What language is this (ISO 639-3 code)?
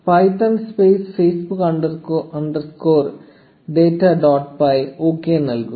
mal